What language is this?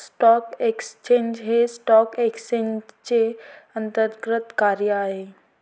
Marathi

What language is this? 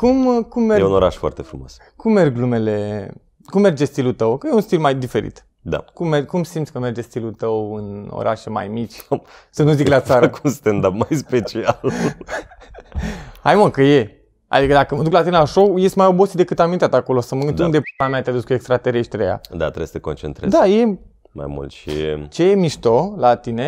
Romanian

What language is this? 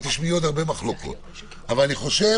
Hebrew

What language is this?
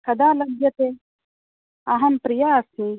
Sanskrit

